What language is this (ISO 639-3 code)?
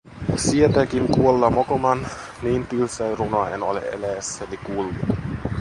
fin